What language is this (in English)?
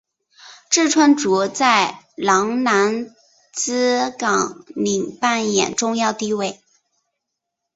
Chinese